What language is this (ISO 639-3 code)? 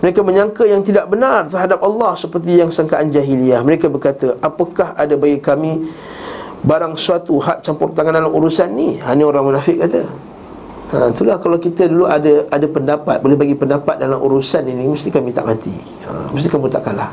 msa